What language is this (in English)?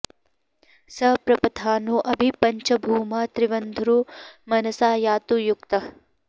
Sanskrit